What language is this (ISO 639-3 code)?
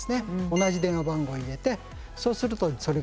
jpn